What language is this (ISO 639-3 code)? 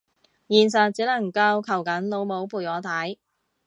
yue